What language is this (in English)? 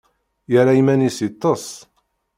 Kabyle